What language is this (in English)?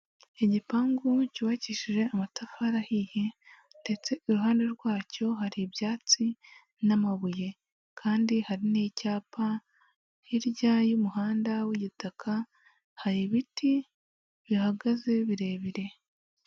Kinyarwanda